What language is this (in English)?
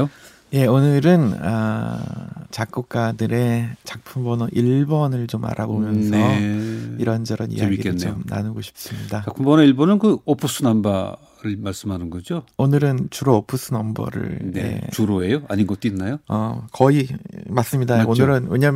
Korean